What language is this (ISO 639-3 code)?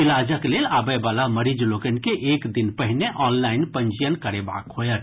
mai